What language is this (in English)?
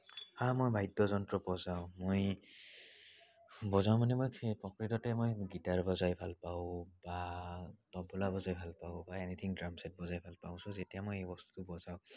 Assamese